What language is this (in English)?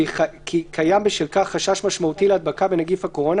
Hebrew